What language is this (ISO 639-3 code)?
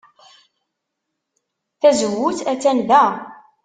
kab